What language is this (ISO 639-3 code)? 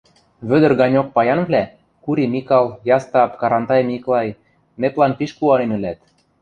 mrj